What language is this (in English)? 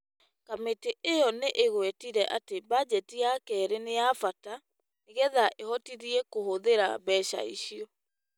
Kikuyu